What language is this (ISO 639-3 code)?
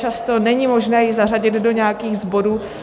ces